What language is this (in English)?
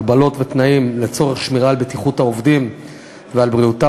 Hebrew